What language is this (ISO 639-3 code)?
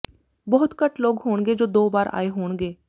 pan